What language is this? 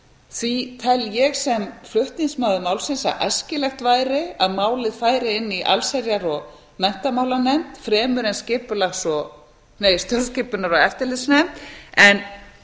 Icelandic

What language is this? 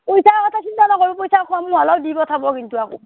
Assamese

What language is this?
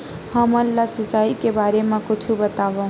Chhattisgarhi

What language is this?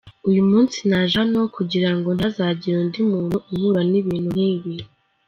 Kinyarwanda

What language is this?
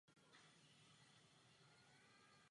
Czech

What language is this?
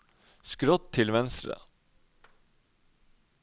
Norwegian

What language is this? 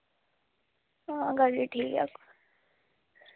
Dogri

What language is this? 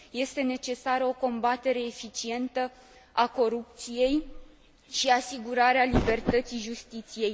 Romanian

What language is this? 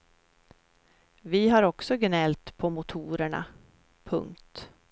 Swedish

